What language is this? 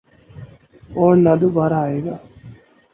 Urdu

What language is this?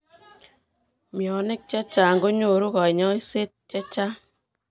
Kalenjin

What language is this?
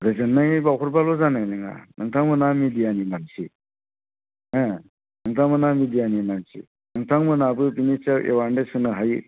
Bodo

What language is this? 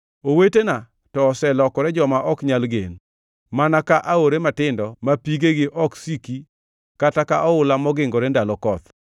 Luo (Kenya and Tanzania)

